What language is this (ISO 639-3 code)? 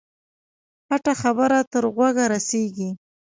pus